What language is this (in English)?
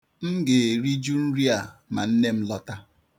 Igbo